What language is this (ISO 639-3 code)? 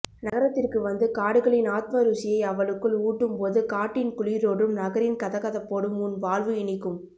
tam